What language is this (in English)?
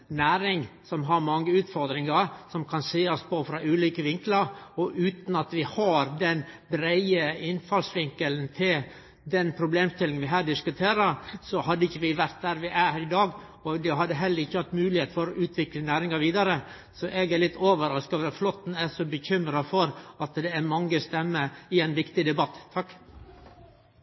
Norwegian Nynorsk